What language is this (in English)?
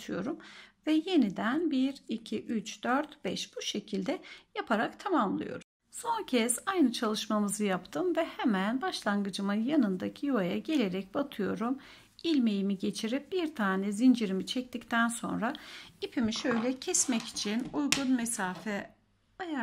Turkish